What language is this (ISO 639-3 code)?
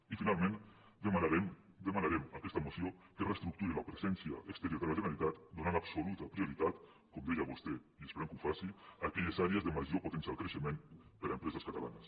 cat